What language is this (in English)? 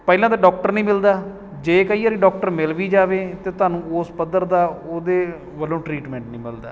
Punjabi